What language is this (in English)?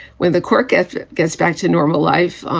English